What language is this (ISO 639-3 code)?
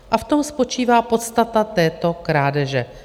ces